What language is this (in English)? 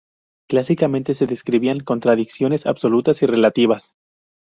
Spanish